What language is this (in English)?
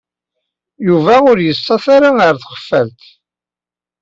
Kabyle